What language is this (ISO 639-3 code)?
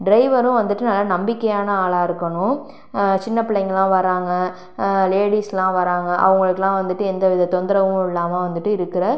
tam